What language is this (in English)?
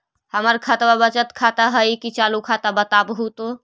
Magahi